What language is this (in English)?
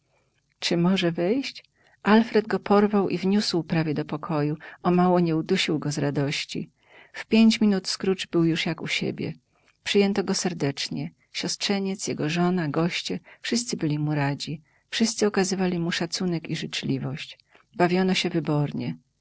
Polish